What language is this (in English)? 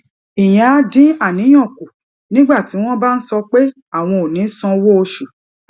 Yoruba